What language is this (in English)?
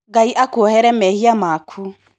Kikuyu